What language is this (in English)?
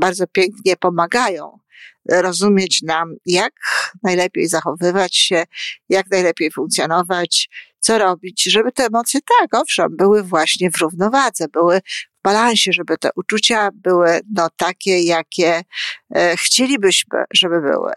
Polish